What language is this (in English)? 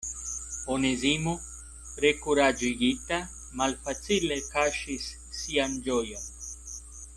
Esperanto